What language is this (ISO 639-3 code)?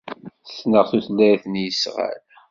kab